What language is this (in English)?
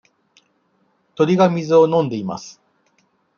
Japanese